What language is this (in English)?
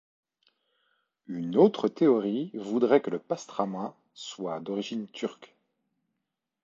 French